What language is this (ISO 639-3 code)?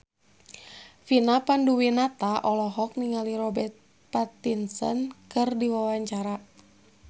sun